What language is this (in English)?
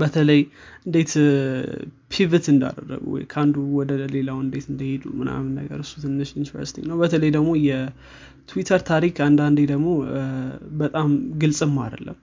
Amharic